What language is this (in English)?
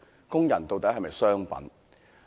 Cantonese